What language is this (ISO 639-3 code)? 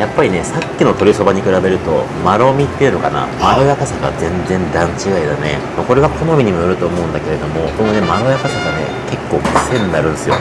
jpn